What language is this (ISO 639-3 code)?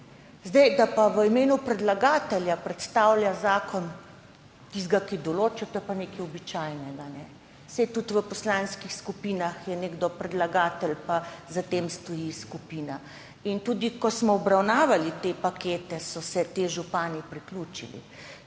slv